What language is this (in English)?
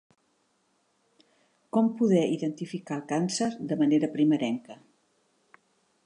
Catalan